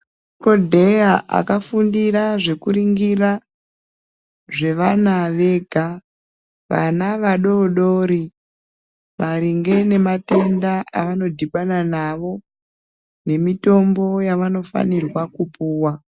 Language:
Ndau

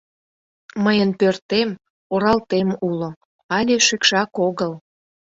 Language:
Mari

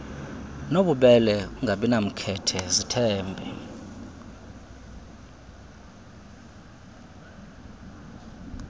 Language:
Xhosa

